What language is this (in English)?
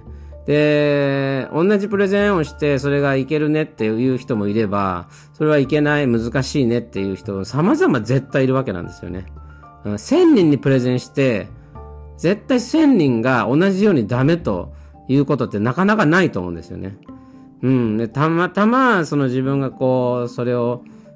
Japanese